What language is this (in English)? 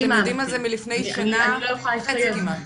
Hebrew